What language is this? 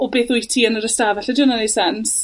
Welsh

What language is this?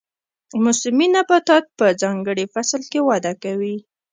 Pashto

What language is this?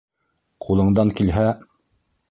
Bashkir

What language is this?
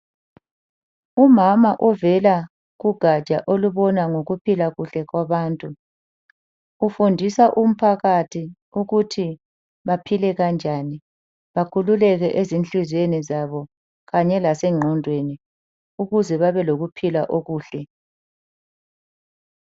North Ndebele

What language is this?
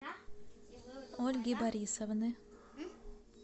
Russian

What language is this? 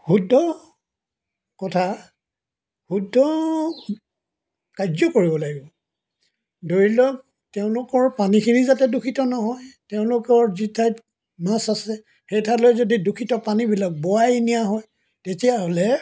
Assamese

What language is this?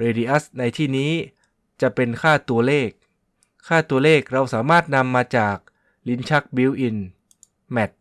Thai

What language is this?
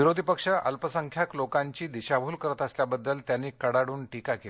Marathi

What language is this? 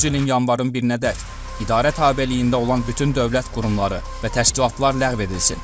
Turkish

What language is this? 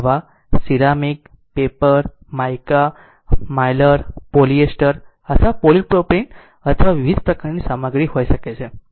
Gujarati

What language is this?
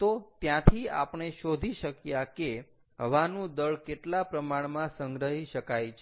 Gujarati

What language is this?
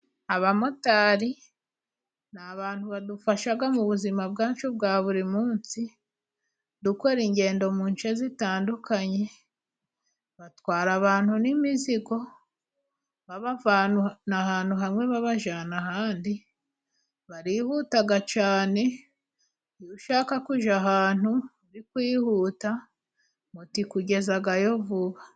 Kinyarwanda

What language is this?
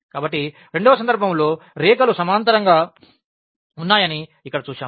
Telugu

